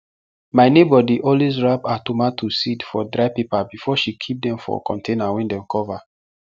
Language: Nigerian Pidgin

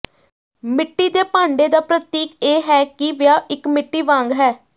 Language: Punjabi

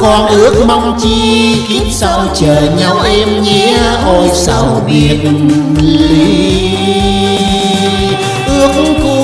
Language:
Vietnamese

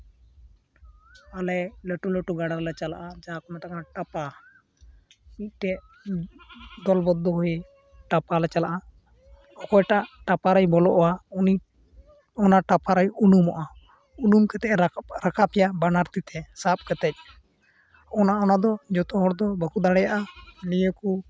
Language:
Santali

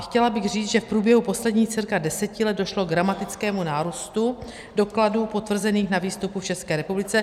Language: Czech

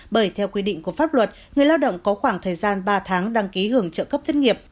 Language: Vietnamese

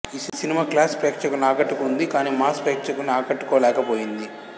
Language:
Telugu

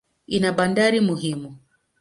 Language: Swahili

